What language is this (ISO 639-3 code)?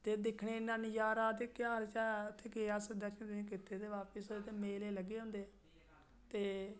doi